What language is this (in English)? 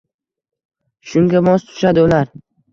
Uzbek